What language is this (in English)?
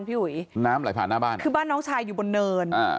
Thai